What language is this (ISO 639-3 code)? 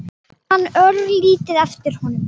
isl